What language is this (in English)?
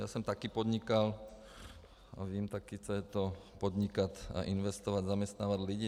Czech